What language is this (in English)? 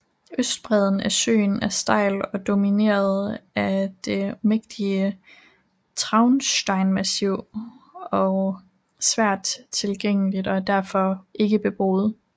Danish